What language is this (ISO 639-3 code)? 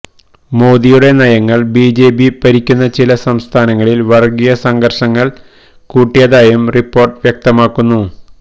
mal